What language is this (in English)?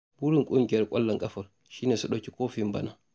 Hausa